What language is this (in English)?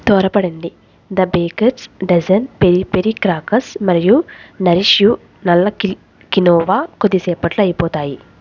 Telugu